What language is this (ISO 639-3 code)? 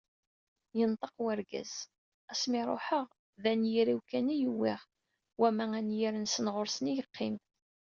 kab